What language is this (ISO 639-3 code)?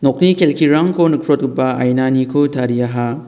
grt